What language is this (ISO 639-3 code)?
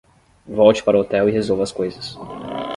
por